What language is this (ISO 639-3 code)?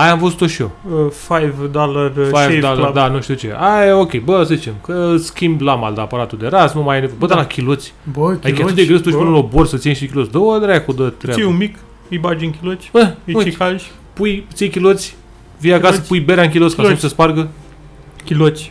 ron